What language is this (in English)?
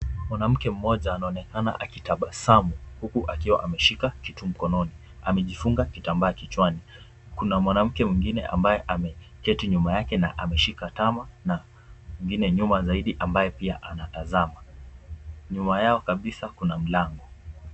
Swahili